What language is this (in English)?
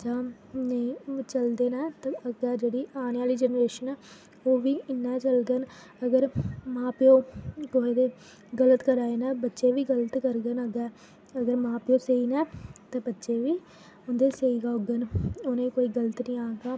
Dogri